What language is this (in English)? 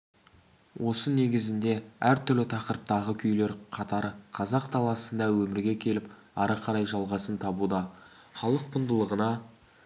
Kazakh